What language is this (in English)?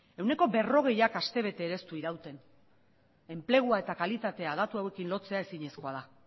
Basque